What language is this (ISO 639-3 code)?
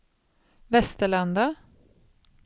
swe